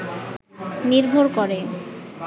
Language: Bangla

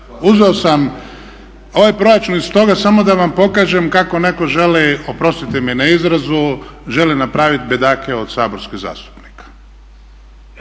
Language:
Croatian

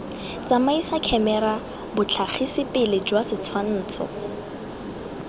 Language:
Tswana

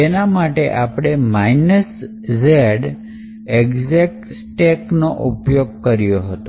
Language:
Gujarati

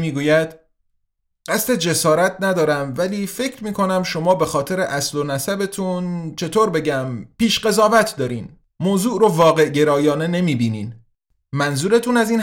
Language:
Persian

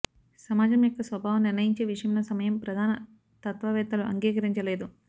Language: Telugu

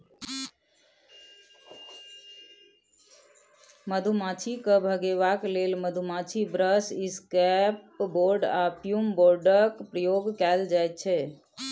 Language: Maithili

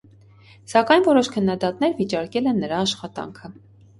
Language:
Armenian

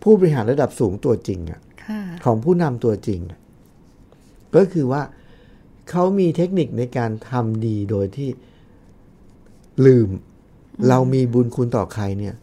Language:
Thai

